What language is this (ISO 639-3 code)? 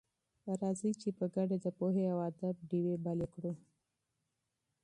pus